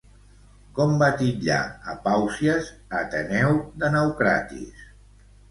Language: Catalan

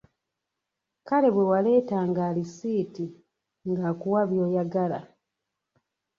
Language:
Ganda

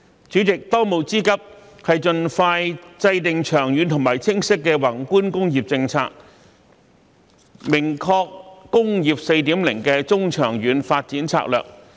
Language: Cantonese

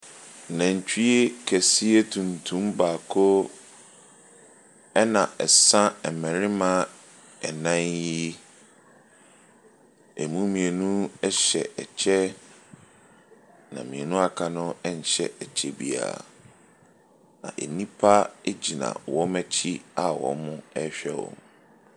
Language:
Akan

